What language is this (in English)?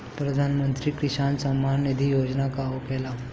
Bhojpuri